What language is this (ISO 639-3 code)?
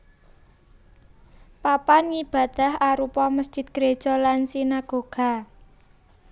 jav